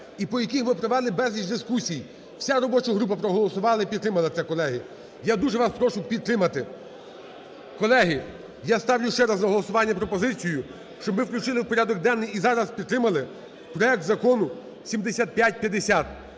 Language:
Ukrainian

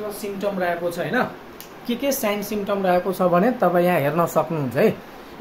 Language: Hindi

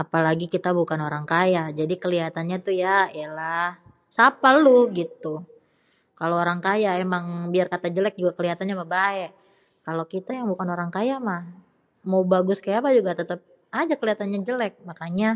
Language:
Betawi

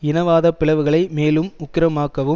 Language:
Tamil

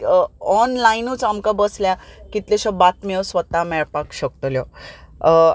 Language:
Konkani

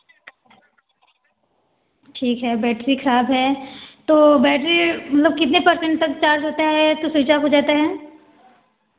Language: Hindi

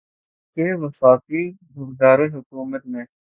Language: Urdu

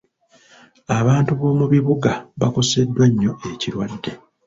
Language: Ganda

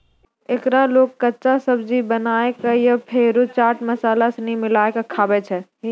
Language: Maithili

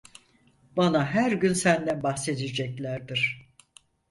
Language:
Turkish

